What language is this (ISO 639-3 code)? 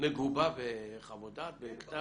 heb